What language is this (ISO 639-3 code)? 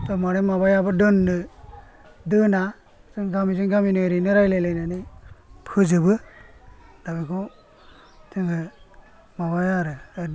brx